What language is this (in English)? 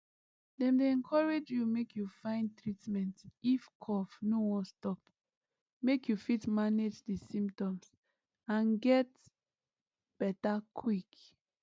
Nigerian Pidgin